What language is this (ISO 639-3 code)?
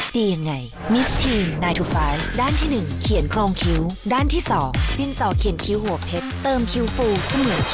tha